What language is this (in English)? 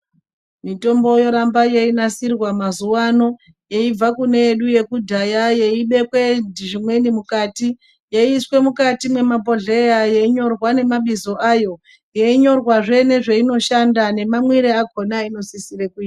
Ndau